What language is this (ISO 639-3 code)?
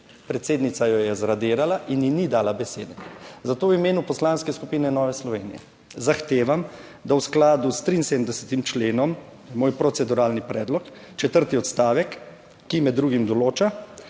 slv